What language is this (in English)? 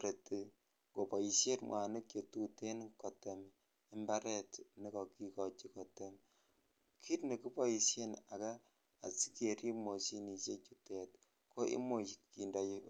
Kalenjin